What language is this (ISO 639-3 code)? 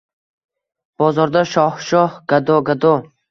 uzb